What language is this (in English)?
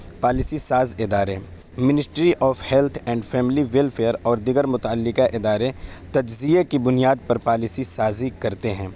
Urdu